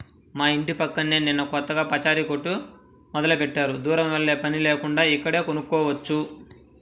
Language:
Telugu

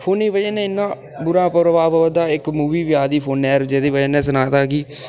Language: Dogri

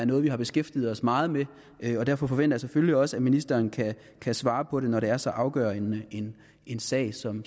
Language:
Danish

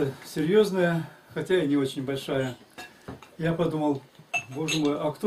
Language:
Russian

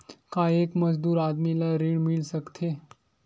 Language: Chhattisgarhi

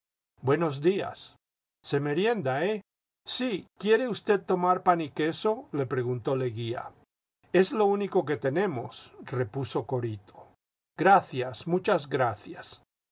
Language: Spanish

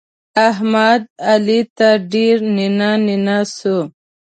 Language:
Pashto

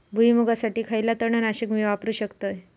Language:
Marathi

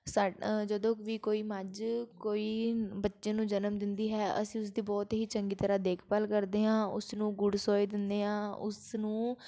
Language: Punjabi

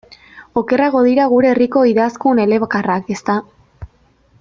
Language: Basque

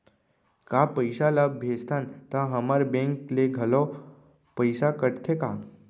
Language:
Chhattisgarhi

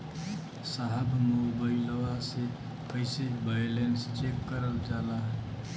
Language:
Bhojpuri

